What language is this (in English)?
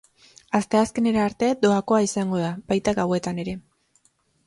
Basque